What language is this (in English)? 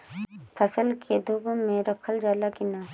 Bhojpuri